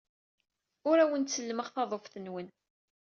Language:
Kabyle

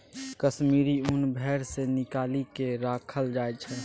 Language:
Maithili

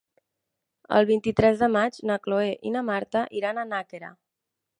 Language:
Catalan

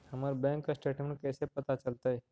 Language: Magahi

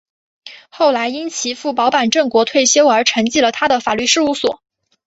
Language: Chinese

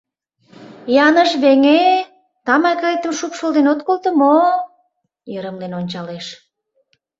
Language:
Mari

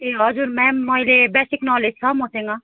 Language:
Nepali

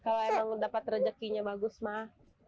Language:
Indonesian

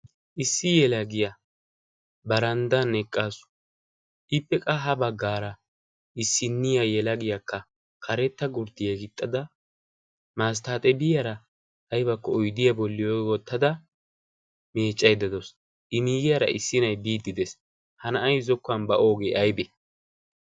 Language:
Wolaytta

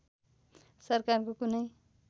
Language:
Nepali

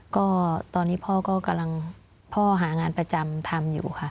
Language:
Thai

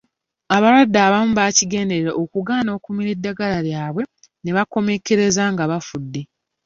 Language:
Ganda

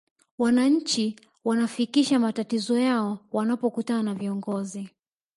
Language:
Swahili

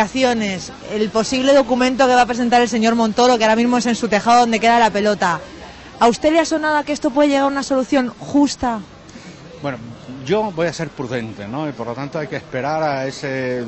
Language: Spanish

